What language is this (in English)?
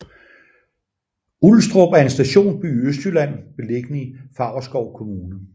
Danish